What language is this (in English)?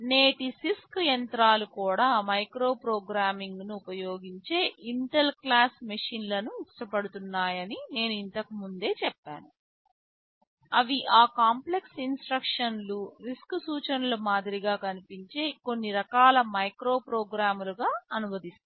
Telugu